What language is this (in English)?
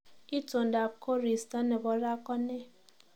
Kalenjin